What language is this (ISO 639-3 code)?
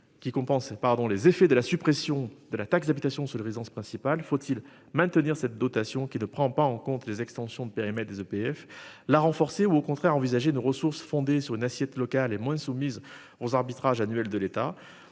fra